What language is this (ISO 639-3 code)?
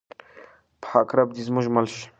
pus